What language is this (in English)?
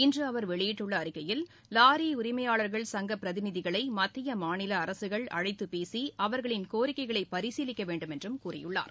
Tamil